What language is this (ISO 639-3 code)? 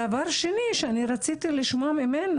heb